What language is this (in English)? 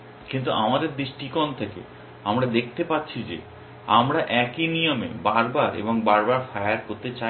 Bangla